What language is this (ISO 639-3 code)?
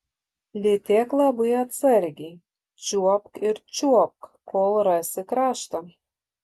lit